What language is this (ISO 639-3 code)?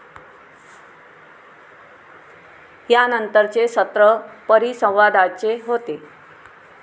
mar